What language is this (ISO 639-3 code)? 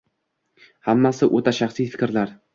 uzb